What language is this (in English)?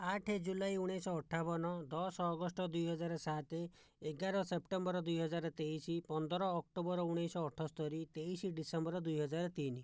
Odia